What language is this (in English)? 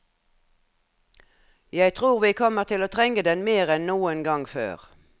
Norwegian